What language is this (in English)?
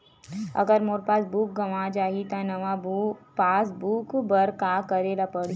Chhattisgarhi